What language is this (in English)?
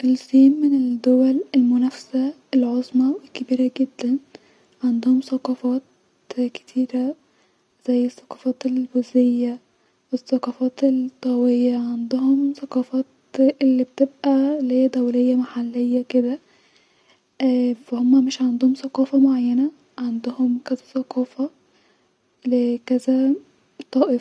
Egyptian Arabic